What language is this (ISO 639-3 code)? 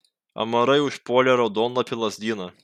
lit